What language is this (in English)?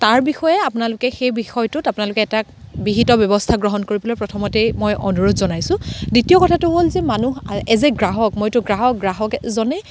Assamese